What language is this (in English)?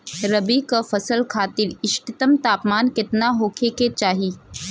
Bhojpuri